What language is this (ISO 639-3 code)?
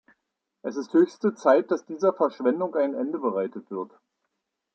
deu